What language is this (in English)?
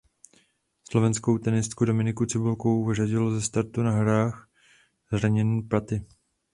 Czech